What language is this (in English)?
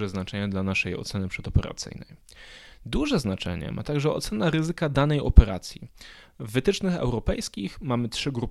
Polish